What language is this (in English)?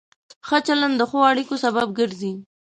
Pashto